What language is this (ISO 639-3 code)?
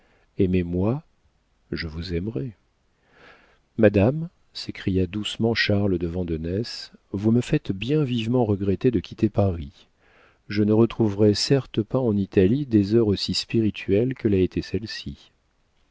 fra